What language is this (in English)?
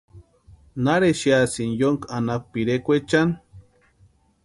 Western Highland Purepecha